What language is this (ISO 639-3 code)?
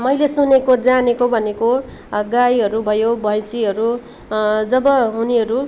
nep